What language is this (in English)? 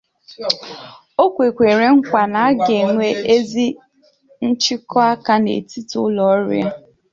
Igbo